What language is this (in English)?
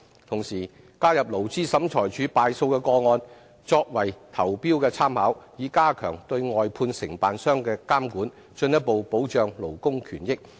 Cantonese